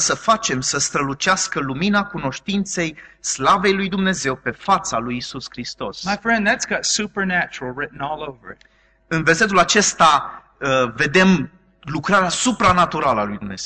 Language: Romanian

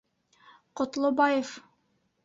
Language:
Bashkir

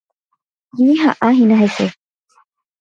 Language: Guarani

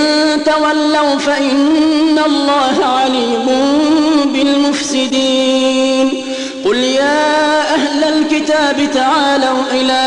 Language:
Arabic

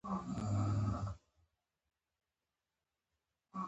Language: Pashto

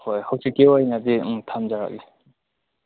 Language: Manipuri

